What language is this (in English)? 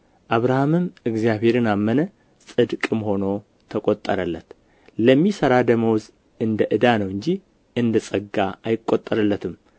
Amharic